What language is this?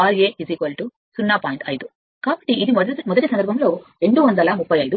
Telugu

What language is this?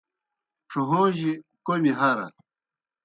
Kohistani Shina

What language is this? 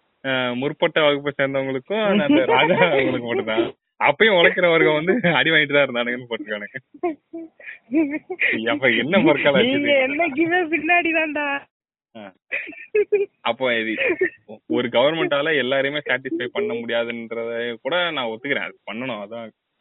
Tamil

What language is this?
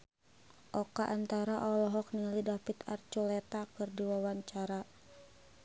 Sundanese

